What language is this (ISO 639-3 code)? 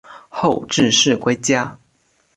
zho